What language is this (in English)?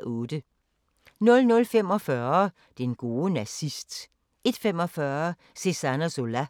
Danish